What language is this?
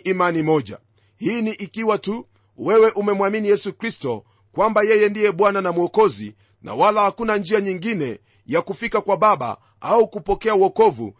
Swahili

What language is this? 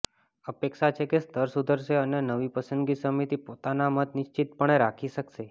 Gujarati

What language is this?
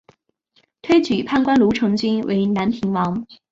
Chinese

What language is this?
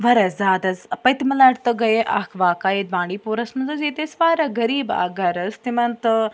Kashmiri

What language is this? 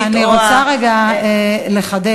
Hebrew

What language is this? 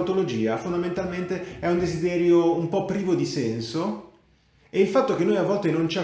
Italian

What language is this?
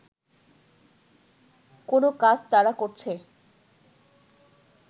Bangla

